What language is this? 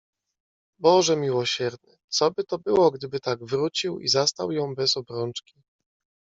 Polish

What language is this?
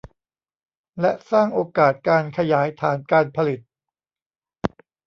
Thai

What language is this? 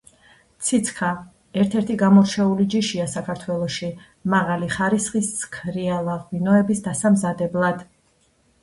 Georgian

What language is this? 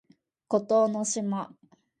Japanese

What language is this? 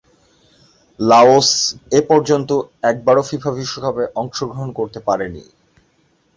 Bangla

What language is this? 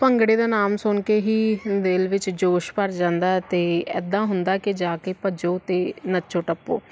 Punjabi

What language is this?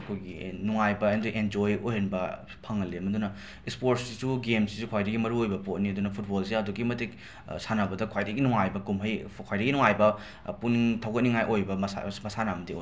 Manipuri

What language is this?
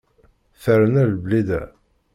Kabyle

